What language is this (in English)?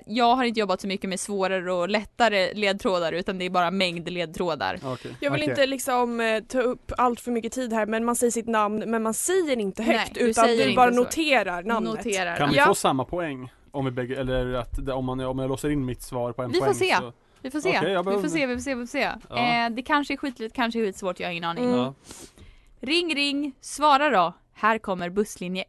Swedish